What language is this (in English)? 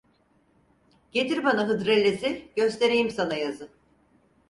Turkish